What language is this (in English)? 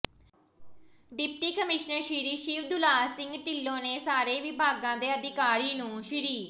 Punjabi